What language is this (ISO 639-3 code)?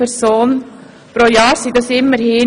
gsw